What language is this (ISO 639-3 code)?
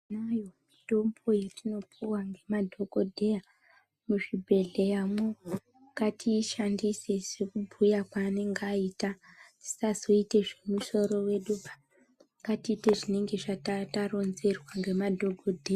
ndc